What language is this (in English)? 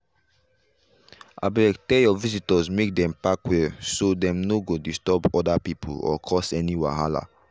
Nigerian Pidgin